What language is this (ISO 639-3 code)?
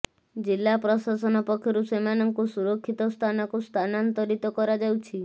ori